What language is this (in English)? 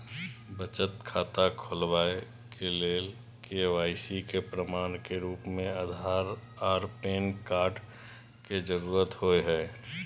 Maithili